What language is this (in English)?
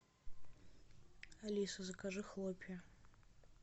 Russian